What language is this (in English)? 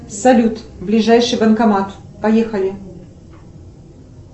Russian